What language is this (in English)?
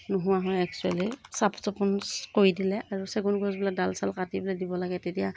Assamese